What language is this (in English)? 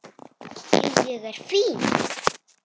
Icelandic